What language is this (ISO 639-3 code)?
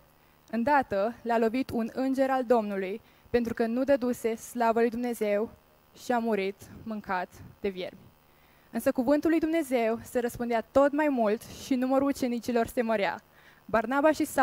ron